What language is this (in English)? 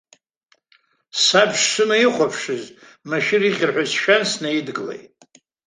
Abkhazian